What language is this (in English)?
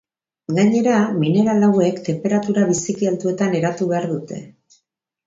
Basque